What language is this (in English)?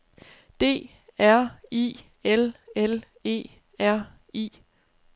Danish